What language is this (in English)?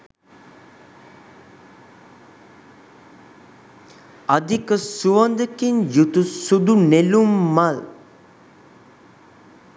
Sinhala